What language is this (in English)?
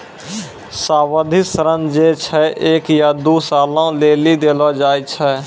Maithili